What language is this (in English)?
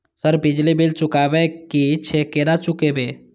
Maithili